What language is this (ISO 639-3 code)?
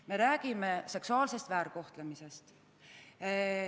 est